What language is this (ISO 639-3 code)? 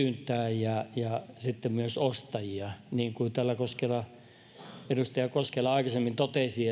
fin